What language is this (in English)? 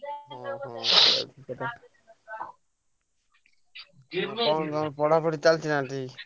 Odia